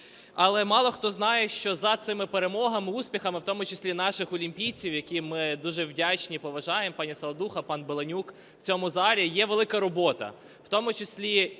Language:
Ukrainian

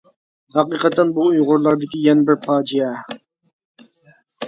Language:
Uyghur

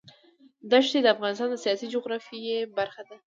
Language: Pashto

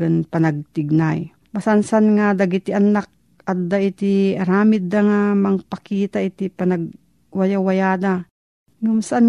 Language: Filipino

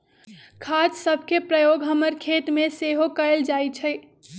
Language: Magahi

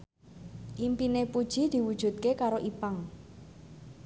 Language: Javanese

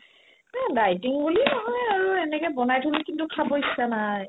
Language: Assamese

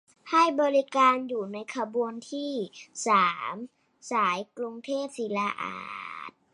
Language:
Thai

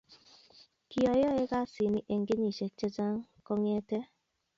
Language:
Kalenjin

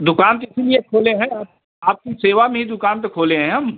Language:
Hindi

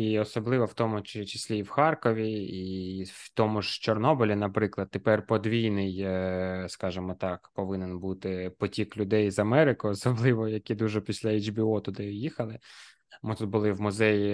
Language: Ukrainian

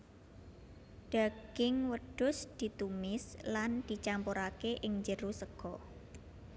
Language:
Javanese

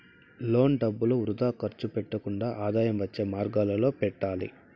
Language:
Telugu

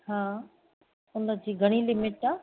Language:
Sindhi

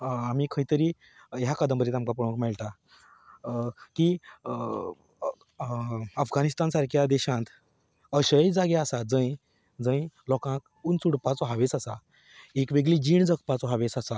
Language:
Konkani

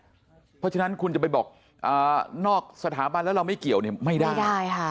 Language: Thai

